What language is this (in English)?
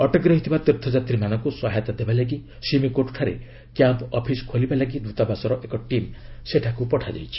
Odia